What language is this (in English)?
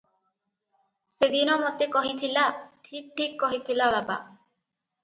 Odia